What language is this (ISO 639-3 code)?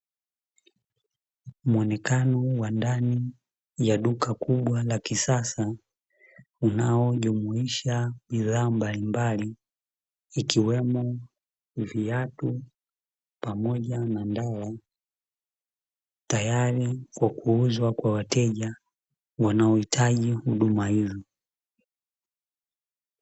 swa